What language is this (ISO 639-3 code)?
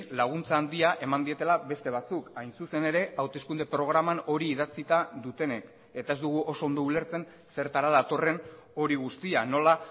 eus